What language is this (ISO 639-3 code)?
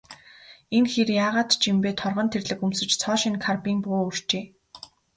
mon